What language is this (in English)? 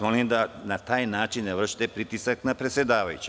Serbian